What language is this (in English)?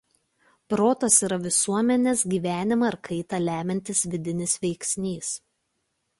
Lithuanian